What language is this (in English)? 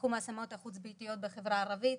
Hebrew